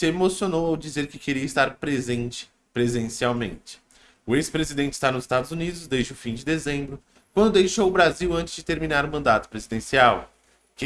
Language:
Portuguese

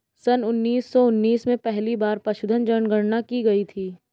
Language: Hindi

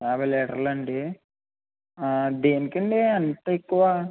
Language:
Telugu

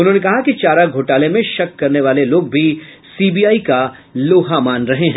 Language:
Hindi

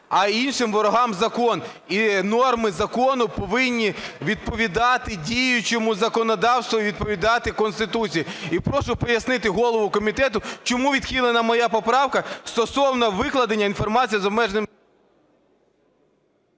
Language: Ukrainian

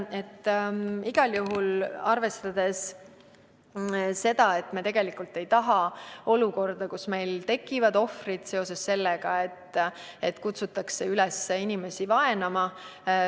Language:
Estonian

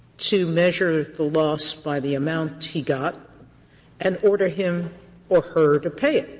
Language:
English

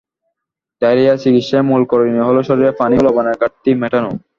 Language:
Bangla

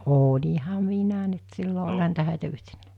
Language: Finnish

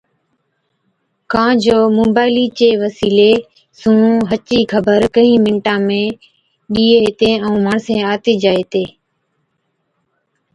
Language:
Od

